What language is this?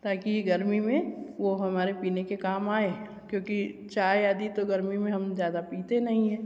Hindi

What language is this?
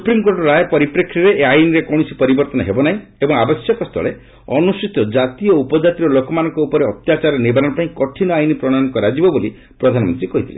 Odia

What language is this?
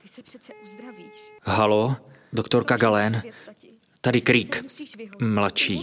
Czech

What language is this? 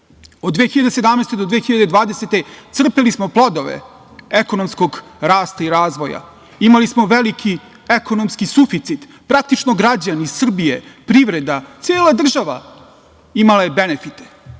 Serbian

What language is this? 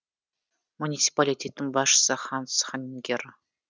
Kazakh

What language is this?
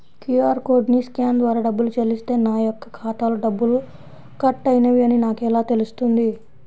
Telugu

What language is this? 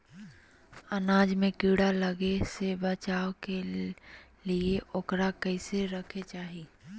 Magahi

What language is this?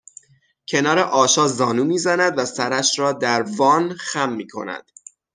Persian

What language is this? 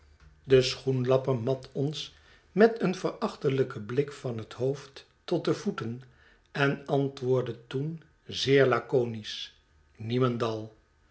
Dutch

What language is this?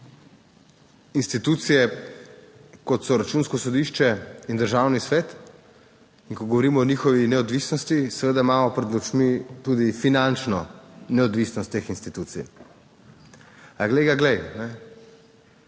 Slovenian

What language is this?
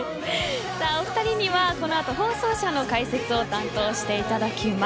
Japanese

